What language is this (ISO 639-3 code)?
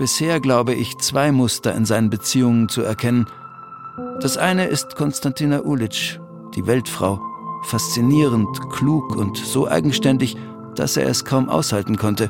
deu